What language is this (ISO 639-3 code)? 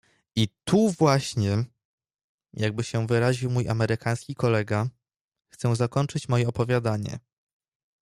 pol